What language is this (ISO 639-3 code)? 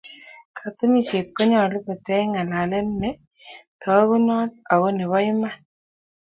kln